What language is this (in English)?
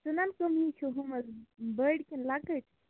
Kashmiri